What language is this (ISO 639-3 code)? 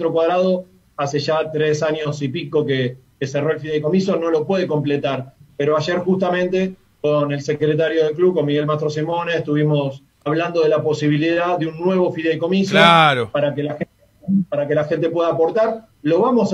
spa